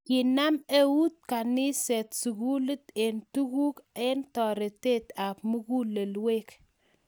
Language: Kalenjin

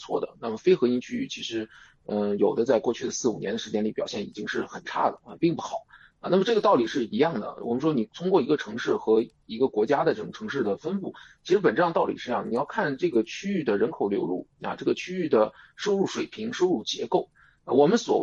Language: Chinese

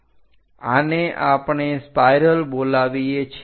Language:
Gujarati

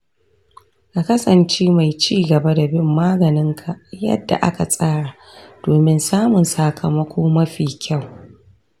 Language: Hausa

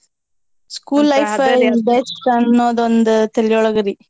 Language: Kannada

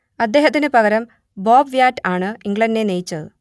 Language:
Malayalam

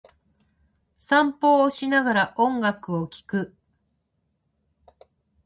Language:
Japanese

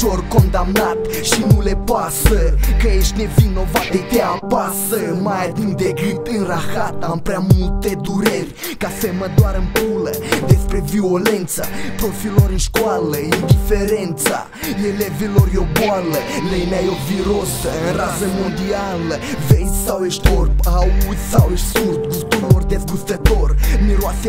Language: Romanian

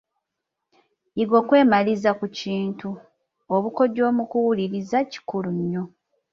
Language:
Ganda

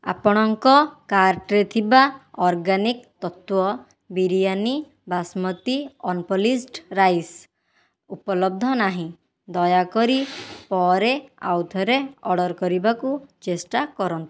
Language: Odia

